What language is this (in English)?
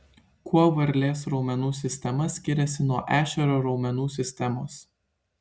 Lithuanian